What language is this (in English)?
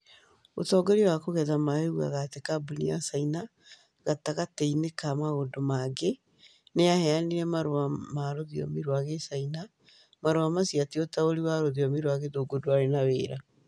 Kikuyu